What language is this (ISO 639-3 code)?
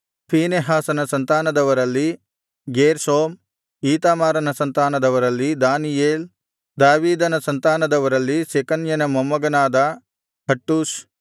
kan